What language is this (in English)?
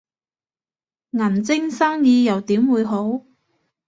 Cantonese